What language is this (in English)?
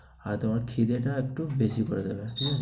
Bangla